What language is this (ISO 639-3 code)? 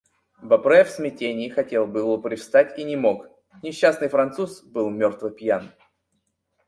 rus